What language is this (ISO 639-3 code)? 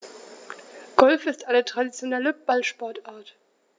deu